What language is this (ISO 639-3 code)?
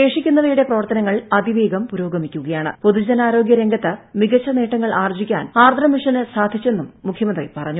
mal